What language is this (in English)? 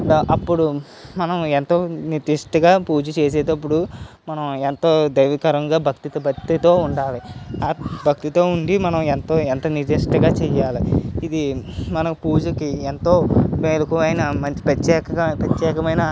Telugu